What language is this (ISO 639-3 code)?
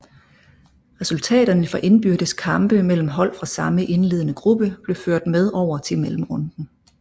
dan